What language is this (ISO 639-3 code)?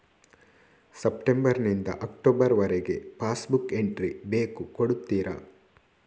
kan